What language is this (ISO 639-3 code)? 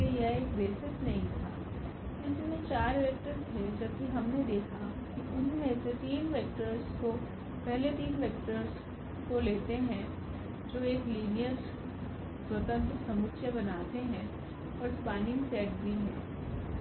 hin